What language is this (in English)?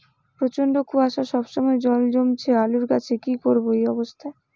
Bangla